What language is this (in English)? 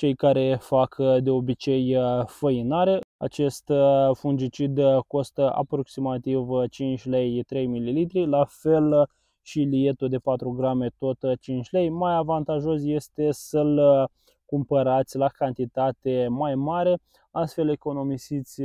Romanian